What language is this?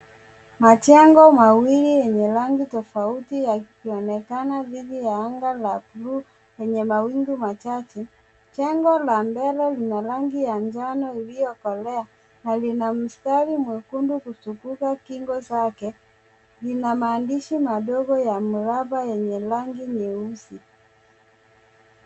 Swahili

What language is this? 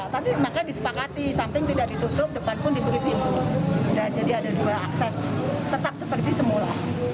Indonesian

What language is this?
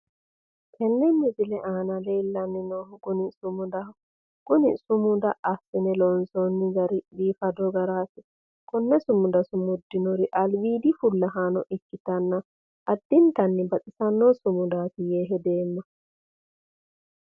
Sidamo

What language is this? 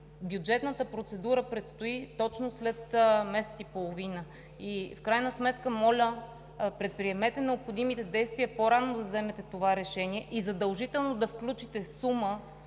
Bulgarian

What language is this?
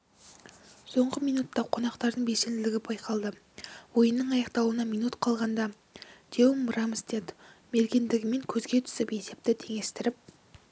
Kazakh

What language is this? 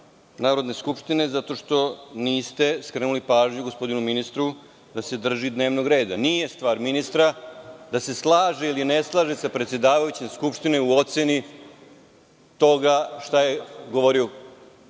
Serbian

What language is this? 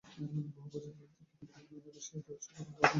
Bangla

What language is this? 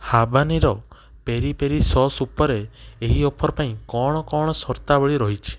Odia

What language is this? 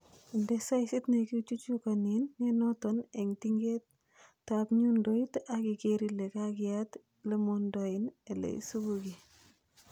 Kalenjin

